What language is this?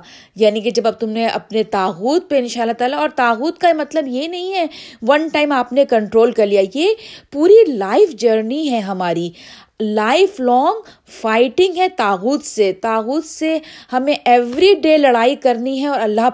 Urdu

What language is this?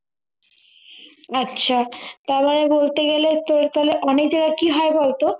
Bangla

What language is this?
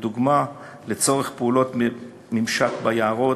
Hebrew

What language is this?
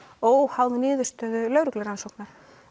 Icelandic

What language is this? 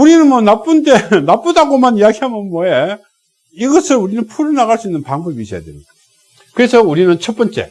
Korean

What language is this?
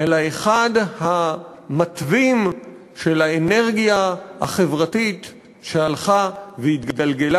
Hebrew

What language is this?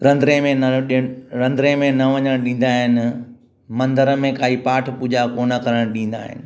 Sindhi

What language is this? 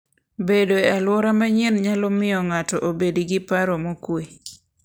Luo (Kenya and Tanzania)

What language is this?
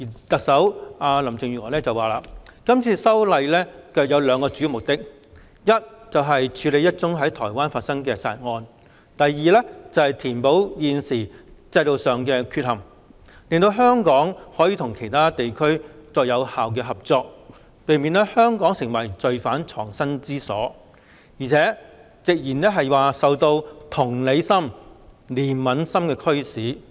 Cantonese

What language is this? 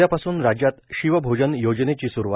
Marathi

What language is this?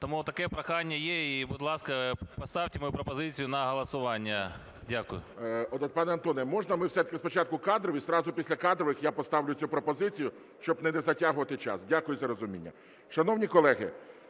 Ukrainian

